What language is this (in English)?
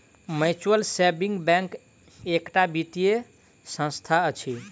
Maithili